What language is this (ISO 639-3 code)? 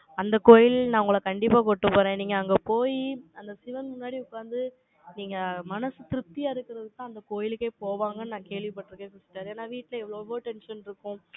tam